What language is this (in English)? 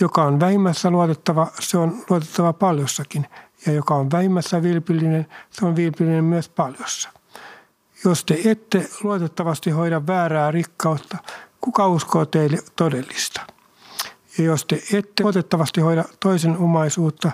Finnish